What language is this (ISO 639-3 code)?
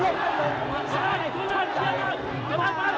tha